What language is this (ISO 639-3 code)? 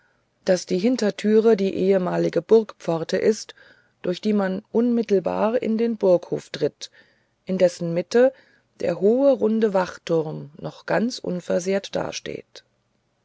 deu